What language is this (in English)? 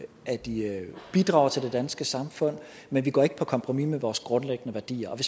Danish